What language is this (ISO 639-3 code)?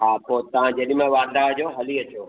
snd